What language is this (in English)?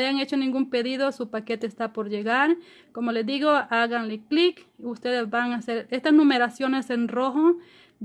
Spanish